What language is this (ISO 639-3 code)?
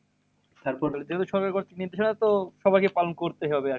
ben